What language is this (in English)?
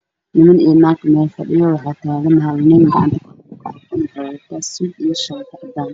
Somali